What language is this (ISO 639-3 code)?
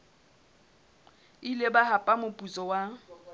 sot